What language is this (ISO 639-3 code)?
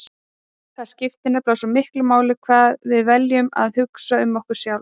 isl